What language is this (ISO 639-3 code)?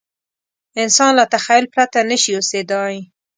pus